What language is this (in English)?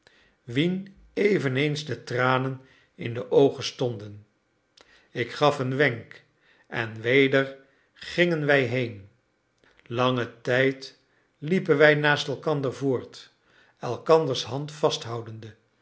Dutch